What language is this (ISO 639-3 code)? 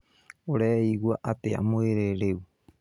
kik